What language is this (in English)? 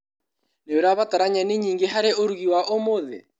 Kikuyu